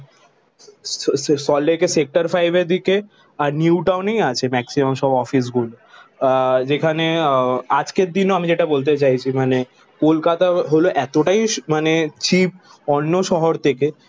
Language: Bangla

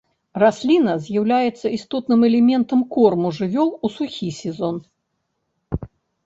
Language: Belarusian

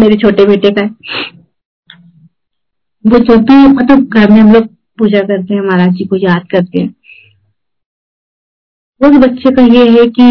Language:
Hindi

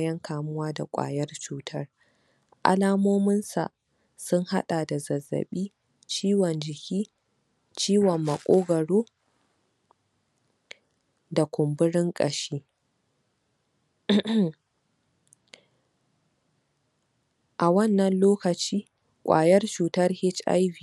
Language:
Hausa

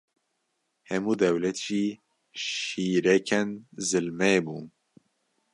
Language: Kurdish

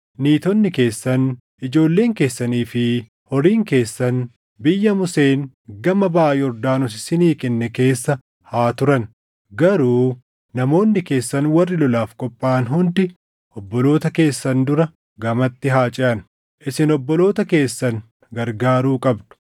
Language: Oromo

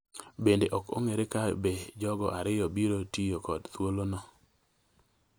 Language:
Luo (Kenya and Tanzania)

